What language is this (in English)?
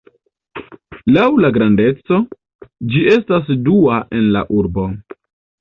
Esperanto